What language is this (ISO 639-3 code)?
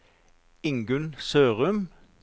nor